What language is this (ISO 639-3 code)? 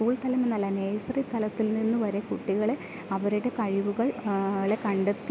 mal